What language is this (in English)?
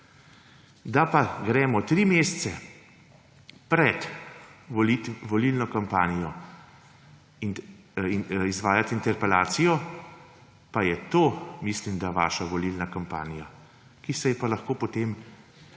Slovenian